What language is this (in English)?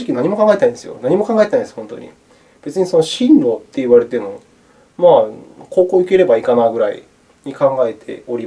Japanese